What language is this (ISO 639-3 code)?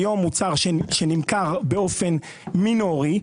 heb